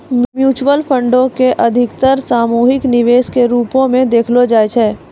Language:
Maithili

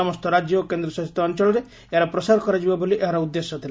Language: Odia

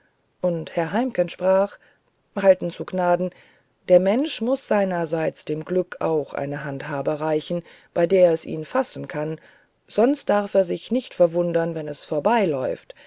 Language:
German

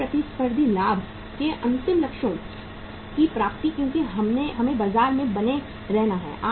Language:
Hindi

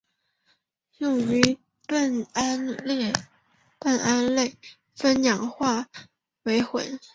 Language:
Chinese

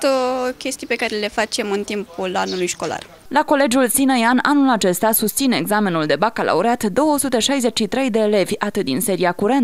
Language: Romanian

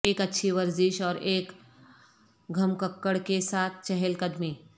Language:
Urdu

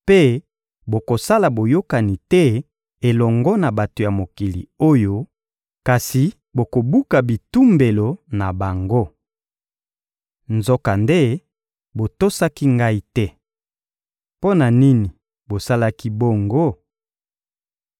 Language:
Lingala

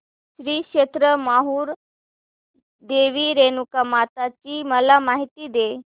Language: Marathi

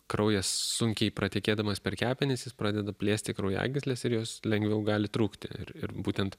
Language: Lithuanian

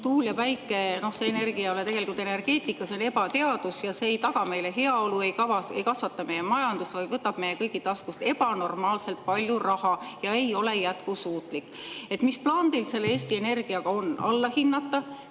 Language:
Estonian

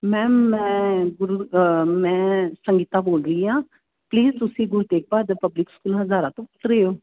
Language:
Punjabi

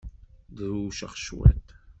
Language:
Kabyle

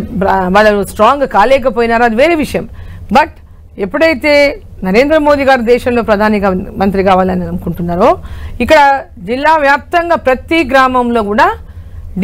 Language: Telugu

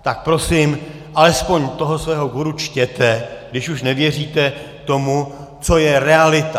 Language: Czech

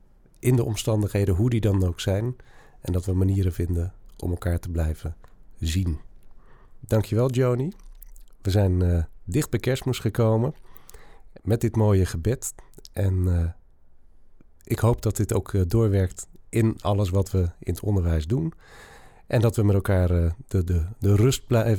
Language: Dutch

